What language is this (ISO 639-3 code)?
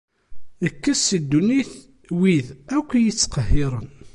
kab